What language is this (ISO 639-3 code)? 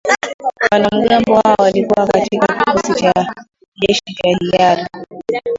swa